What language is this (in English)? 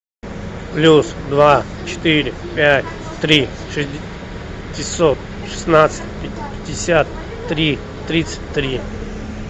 Russian